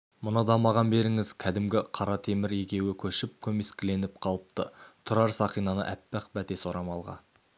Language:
Kazakh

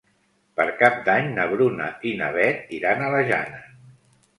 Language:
Catalan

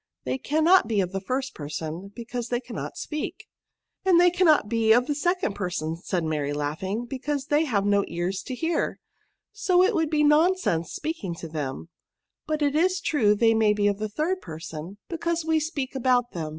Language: English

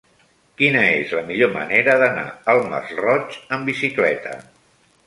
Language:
Catalan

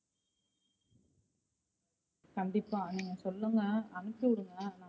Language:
Tamil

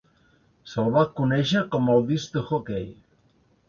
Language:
Catalan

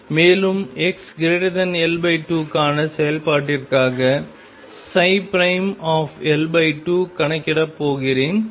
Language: Tamil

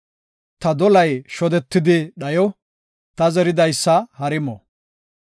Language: Gofa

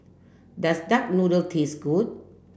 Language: English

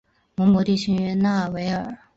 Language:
Chinese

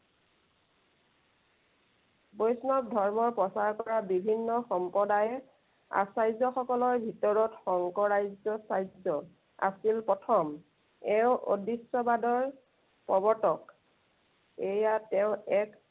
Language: Assamese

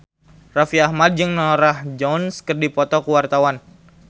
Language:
Sundanese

